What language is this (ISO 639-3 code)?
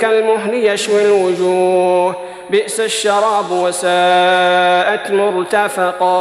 ara